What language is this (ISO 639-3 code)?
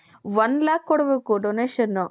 kan